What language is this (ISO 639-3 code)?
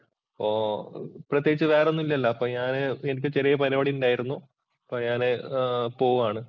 mal